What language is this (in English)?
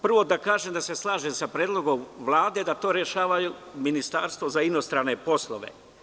Serbian